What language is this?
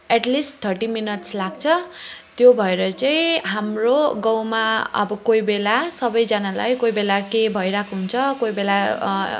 Nepali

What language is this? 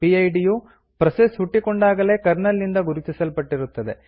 Kannada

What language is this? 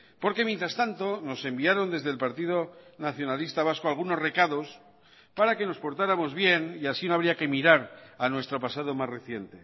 Spanish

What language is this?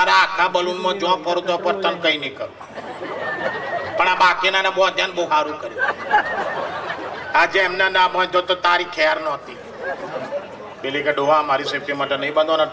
Gujarati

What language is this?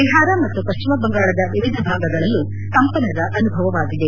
Kannada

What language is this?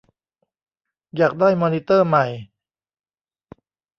Thai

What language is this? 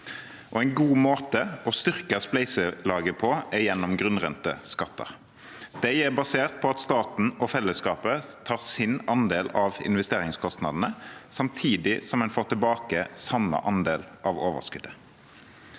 Norwegian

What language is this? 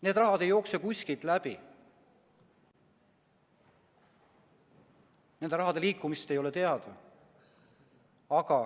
Estonian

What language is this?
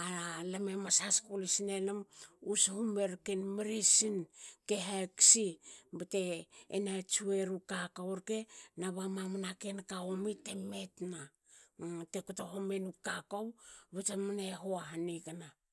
Hakö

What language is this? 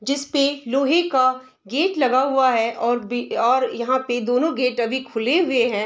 Hindi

